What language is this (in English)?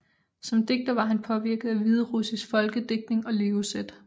Danish